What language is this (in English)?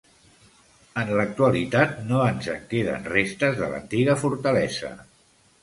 Catalan